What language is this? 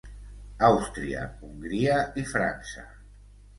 Catalan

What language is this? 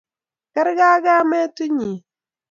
Kalenjin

